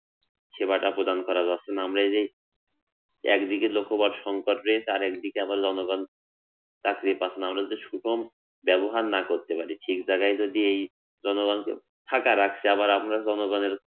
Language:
Bangla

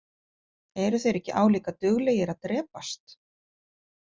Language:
Icelandic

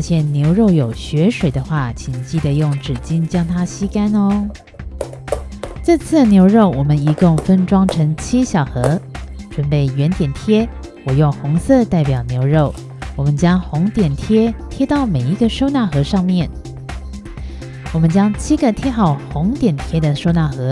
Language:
Chinese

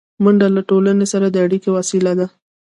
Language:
Pashto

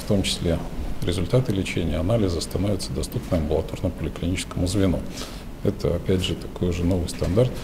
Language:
Russian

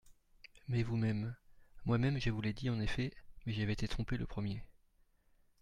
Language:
French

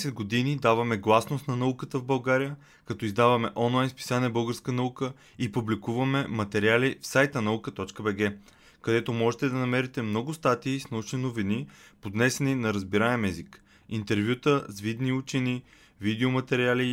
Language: Bulgarian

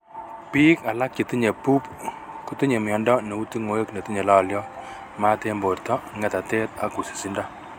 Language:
Kalenjin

